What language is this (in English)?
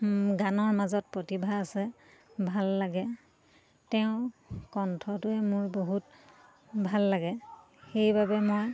Assamese